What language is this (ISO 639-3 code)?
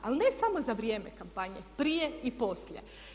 hrv